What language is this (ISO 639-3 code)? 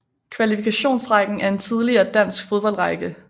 dan